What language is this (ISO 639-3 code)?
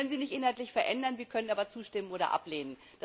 deu